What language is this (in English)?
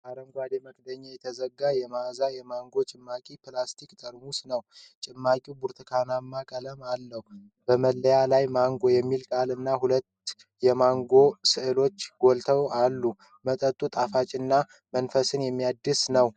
Amharic